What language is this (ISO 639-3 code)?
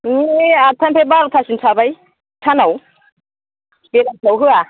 brx